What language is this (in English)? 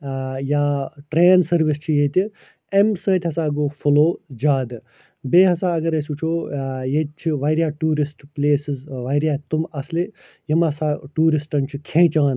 Kashmiri